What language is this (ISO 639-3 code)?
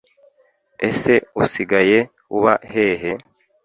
kin